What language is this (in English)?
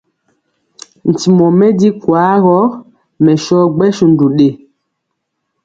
Mpiemo